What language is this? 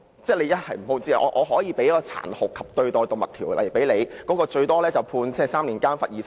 Cantonese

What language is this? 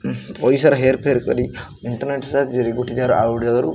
Odia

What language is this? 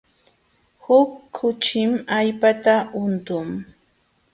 Jauja Wanca Quechua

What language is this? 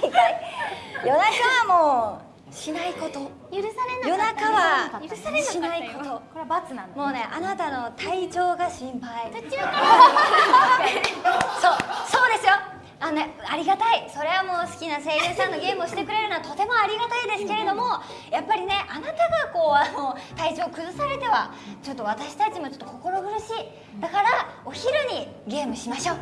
Japanese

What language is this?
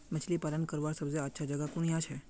Magahi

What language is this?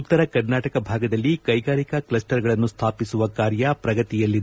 Kannada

